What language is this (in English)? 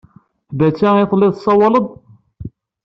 Kabyle